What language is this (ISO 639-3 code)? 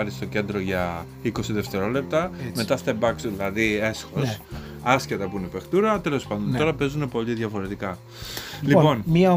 ell